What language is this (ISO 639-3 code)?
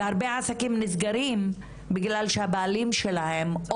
heb